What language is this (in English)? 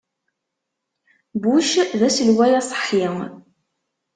Kabyle